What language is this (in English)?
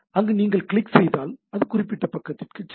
Tamil